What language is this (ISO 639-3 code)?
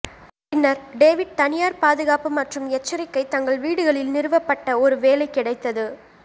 tam